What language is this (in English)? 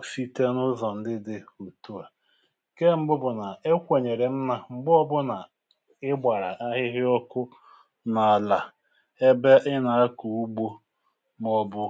Igbo